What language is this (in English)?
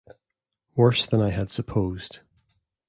English